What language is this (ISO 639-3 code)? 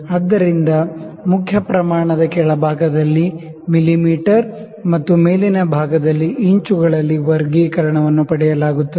kan